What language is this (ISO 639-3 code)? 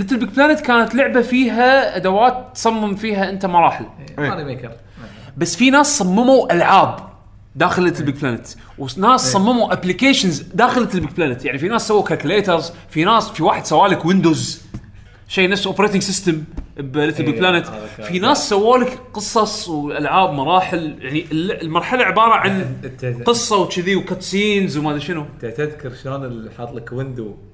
ara